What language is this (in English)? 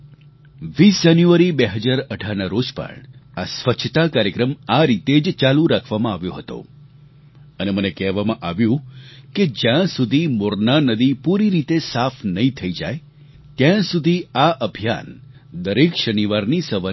Gujarati